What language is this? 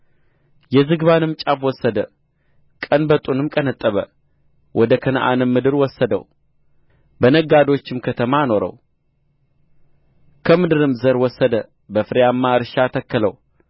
Amharic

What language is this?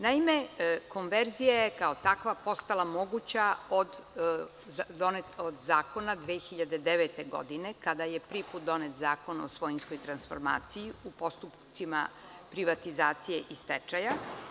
Serbian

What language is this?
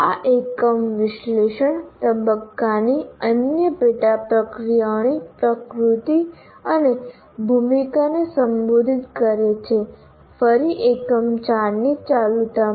Gujarati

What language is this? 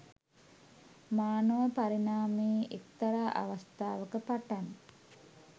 Sinhala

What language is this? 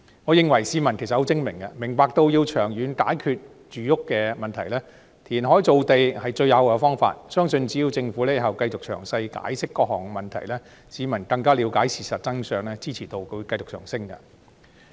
Cantonese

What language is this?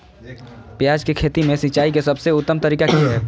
Magahi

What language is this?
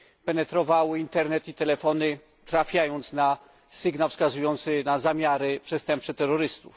Polish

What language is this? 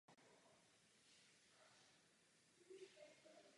Czech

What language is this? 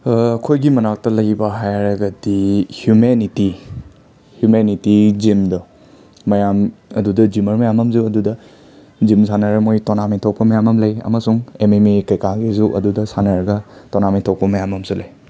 Manipuri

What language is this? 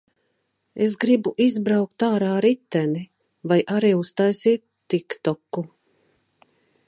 Latvian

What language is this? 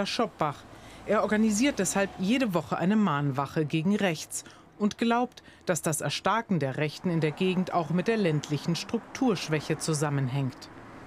German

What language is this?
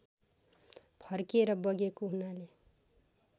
Nepali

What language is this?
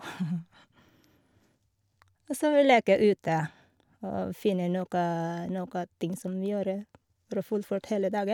Norwegian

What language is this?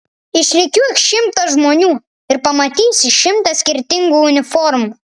Lithuanian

